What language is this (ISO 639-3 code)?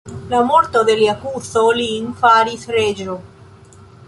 epo